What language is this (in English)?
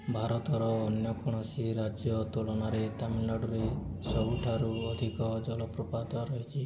Odia